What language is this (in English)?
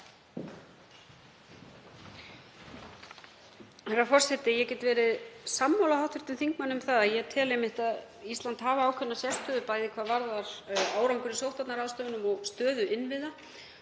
Icelandic